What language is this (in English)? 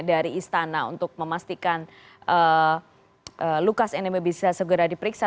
Indonesian